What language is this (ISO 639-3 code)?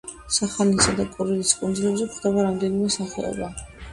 kat